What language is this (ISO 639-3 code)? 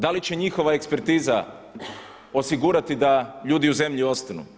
hrv